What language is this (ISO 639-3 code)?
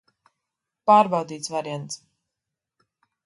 lav